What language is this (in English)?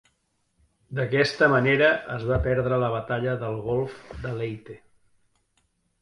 Catalan